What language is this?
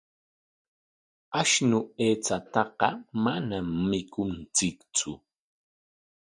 Corongo Ancash Quechua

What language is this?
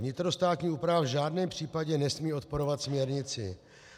Czech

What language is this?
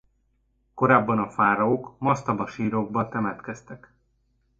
Hungarian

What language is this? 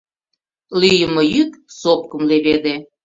Mari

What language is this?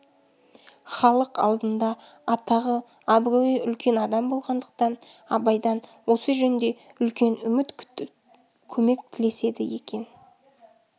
Kazakh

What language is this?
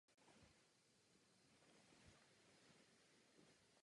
Czech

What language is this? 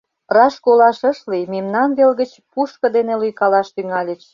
Mari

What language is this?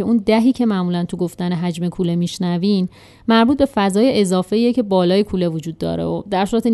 Persian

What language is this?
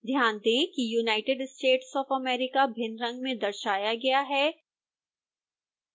Hindi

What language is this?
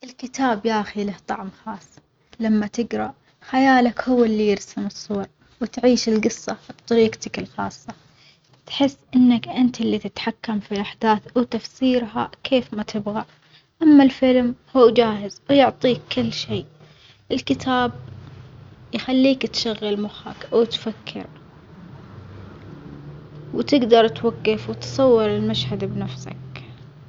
Omani Arabic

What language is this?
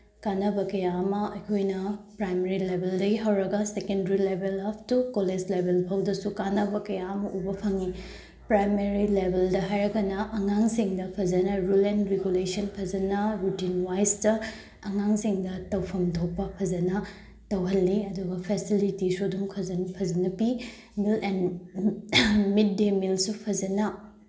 Manipuri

